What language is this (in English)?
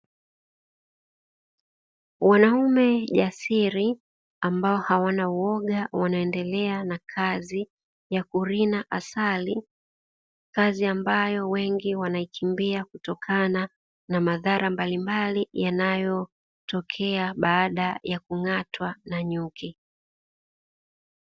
Swahili